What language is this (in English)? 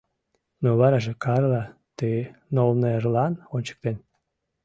Mari